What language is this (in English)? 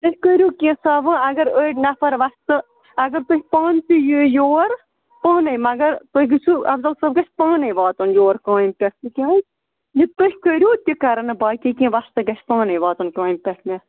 Kashmiri